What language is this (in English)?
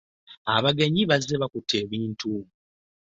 Ganda